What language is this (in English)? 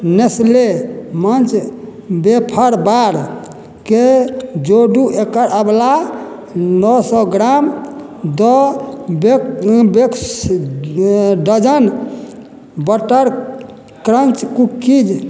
Maithili